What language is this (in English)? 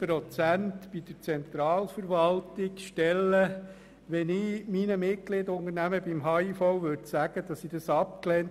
Swiss German